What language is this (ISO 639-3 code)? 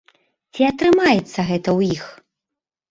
bel